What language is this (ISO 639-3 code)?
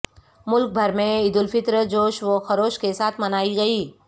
urd